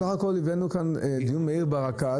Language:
Hebrew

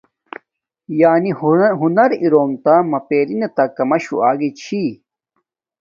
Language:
Domaaki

